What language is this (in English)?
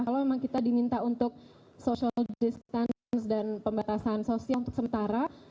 Indonesian